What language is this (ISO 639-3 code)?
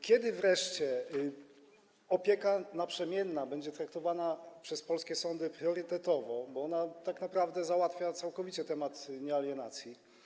pol